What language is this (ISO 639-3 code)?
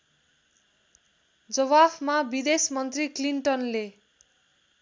nep